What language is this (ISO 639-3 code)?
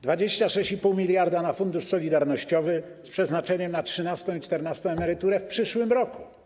pol